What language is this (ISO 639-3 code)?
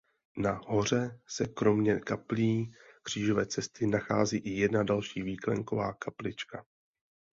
ces